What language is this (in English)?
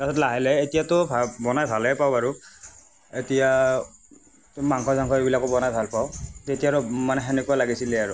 Assamese